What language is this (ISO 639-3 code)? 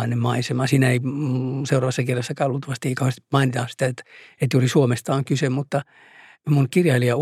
fin